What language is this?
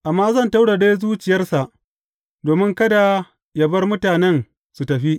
Hausa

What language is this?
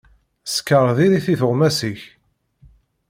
Kabyle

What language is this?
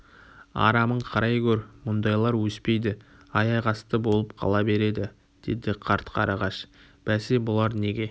Kazakh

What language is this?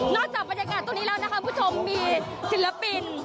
Thai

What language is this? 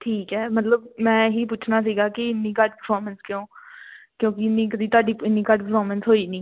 Punjabi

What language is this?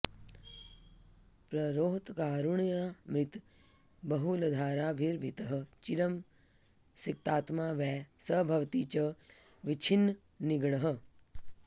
Sanskrit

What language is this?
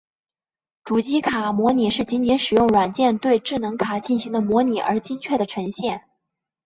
Chinese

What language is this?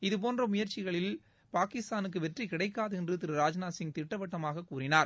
Tamil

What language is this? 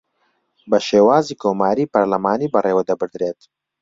Central Kurdish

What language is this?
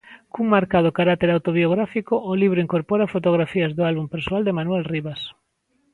Galician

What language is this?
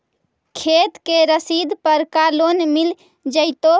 Magahi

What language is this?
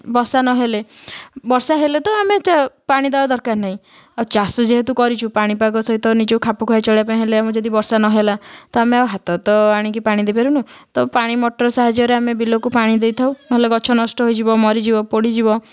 Odia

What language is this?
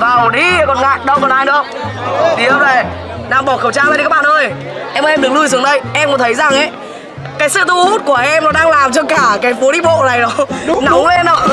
Vietnamese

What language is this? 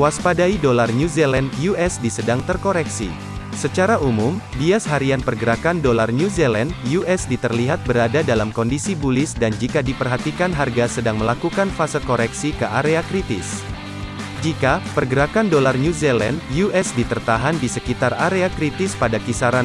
Indonesian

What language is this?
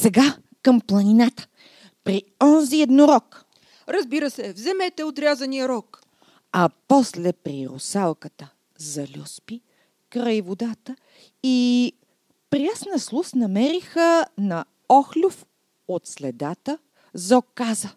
Bulgarian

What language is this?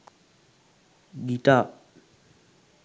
Sinhala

